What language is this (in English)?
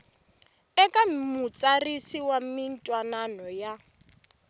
Tsonga